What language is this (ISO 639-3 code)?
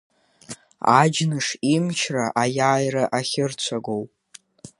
abk